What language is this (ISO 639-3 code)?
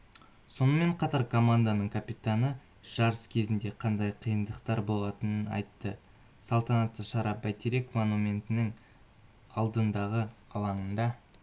kaz